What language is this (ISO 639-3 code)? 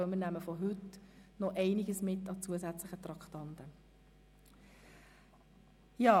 gsw